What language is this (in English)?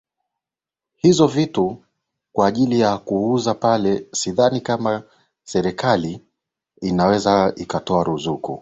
Swahili